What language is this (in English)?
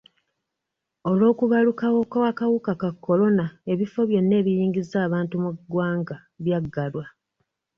Ganda